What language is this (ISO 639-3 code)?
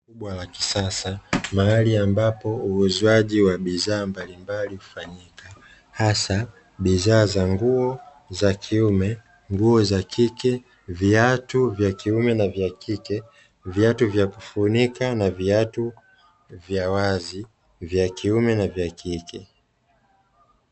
swa